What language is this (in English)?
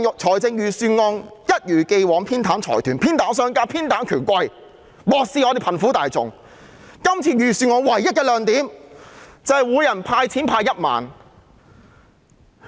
Cantonese